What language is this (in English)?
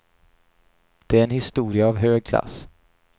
Swedish